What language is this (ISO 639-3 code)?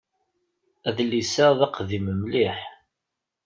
kab